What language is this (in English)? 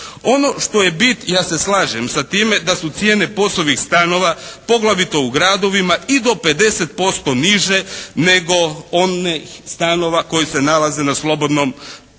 Croatian